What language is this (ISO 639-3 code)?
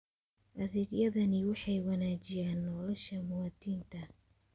som